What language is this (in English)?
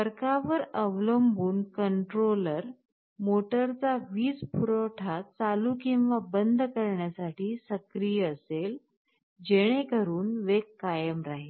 Marathi